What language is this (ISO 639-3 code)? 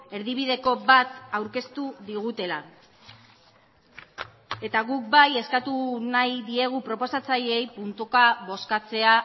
eus